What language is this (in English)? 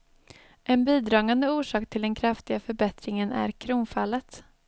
Swedish